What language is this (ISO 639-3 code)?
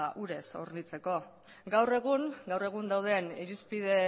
eus